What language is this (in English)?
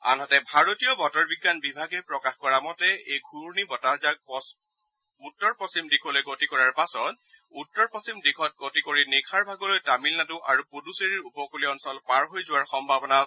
Assamese